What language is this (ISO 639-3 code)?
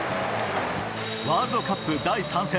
jpn